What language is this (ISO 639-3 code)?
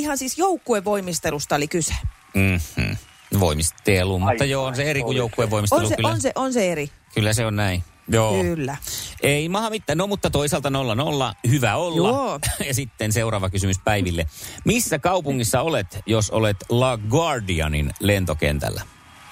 fin